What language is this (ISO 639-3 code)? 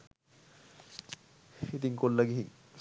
sin